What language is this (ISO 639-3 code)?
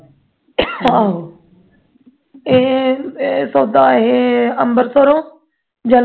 pan